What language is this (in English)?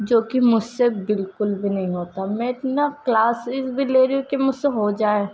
Urdu